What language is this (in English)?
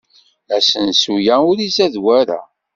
Kabyle